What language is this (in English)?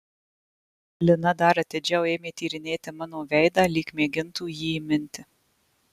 Lithuanian